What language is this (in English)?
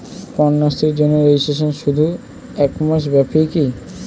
Bangla